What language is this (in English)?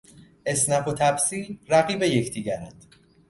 Persian